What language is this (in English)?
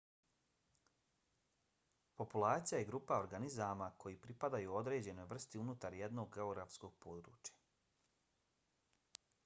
Bosnian